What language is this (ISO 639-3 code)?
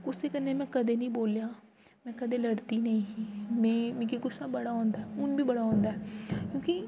doi